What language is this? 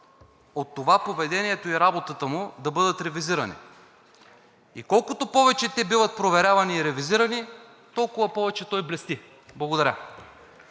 Bulgarian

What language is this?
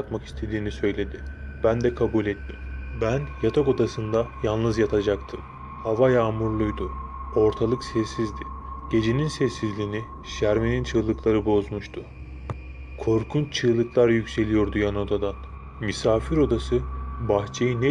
Turkish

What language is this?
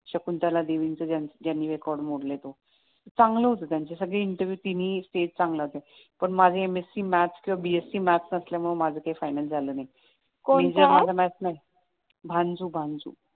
Marathi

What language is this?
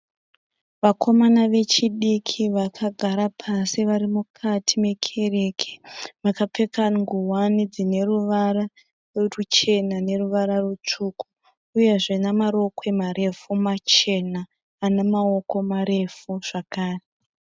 Shona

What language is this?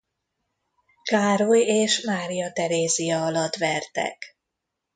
Hungarian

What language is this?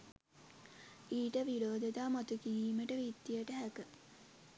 Sinhala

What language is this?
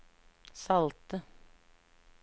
Norwegian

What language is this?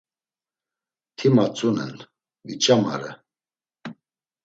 Laz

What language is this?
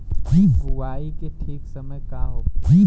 Bhojpuri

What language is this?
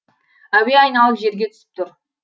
Kazakh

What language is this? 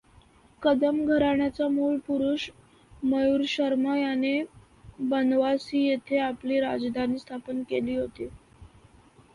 Marathi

